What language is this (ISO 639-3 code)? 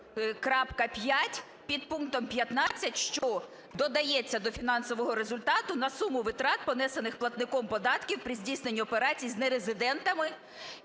ukr